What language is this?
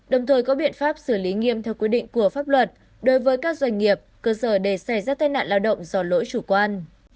Vietnamese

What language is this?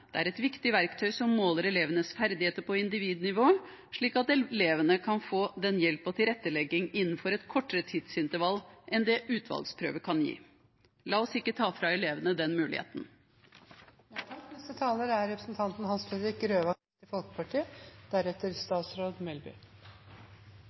Norwegian Bokmål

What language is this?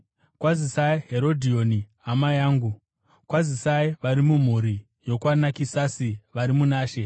Shona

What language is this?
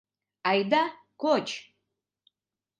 Mari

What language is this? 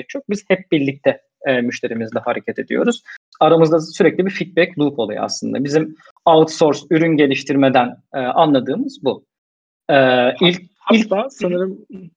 Turkish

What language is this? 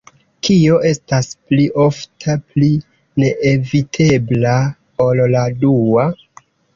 Esperanto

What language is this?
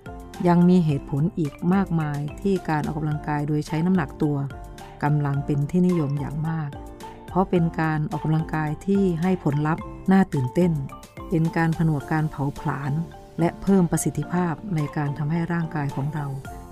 Thai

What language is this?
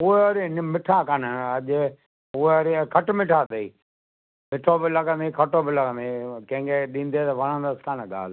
Sindhi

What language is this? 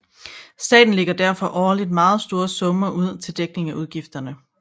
Danish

